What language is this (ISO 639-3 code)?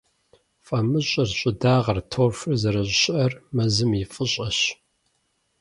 kbd